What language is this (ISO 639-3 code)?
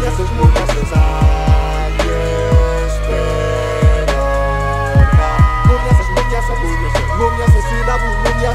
fra